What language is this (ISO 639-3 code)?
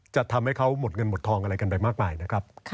tha